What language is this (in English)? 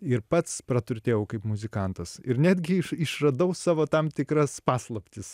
Lithuanian